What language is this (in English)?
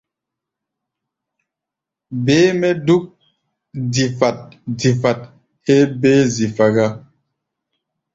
Gbaya